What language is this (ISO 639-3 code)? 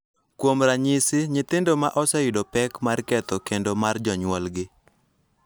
luo